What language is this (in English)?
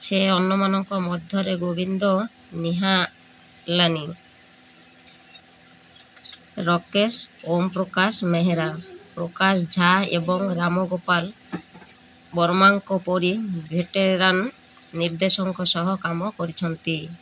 Odia